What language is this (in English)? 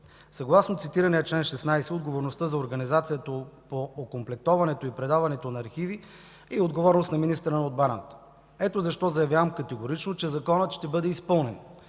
Bulgarian